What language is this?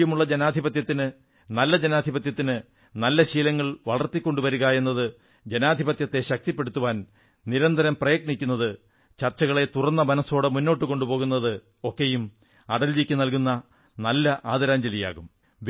Malayalam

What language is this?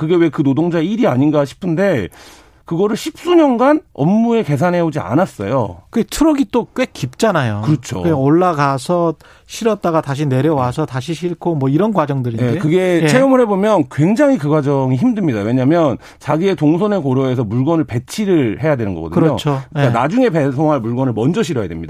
Korean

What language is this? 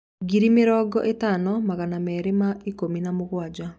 Kikuyu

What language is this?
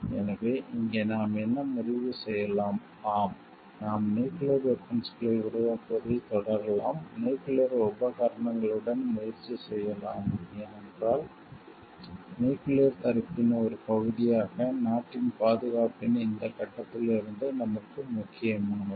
Tamil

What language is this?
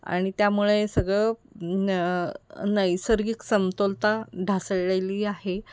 Marathi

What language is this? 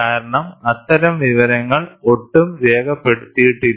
Malayalam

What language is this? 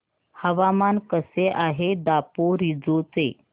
Marathi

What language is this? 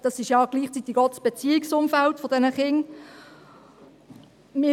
Swiss German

